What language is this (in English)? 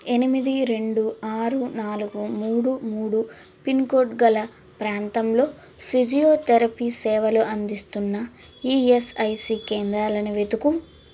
Telugu